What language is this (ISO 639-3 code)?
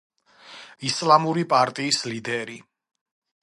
kat